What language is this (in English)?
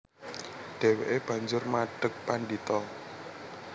Javanese